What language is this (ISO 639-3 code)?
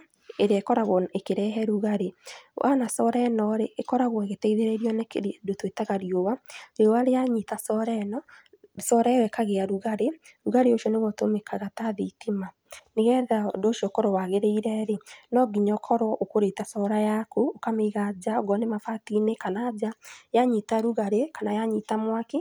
kik